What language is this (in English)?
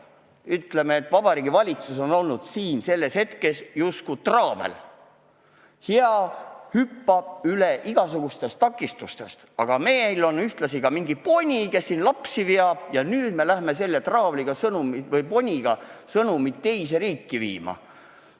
Estonian